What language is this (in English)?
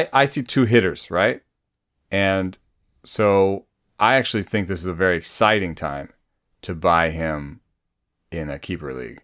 English